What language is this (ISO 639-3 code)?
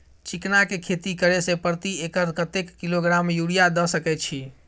mai